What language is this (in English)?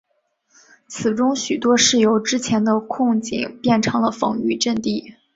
Chinese